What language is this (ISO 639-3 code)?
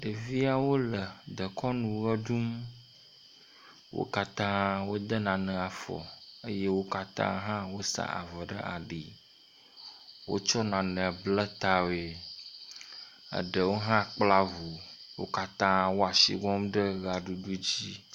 ewe